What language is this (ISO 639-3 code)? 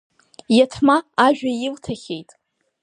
abk